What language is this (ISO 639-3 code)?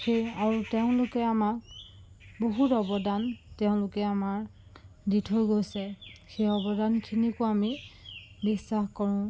asm